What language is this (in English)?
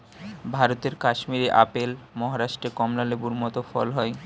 Bangla